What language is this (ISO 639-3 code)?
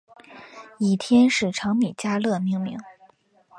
zho